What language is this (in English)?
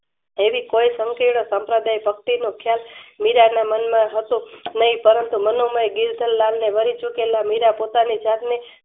Gujarati